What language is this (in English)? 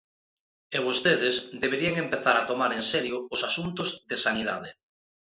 Galician